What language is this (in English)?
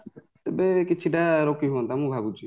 Odia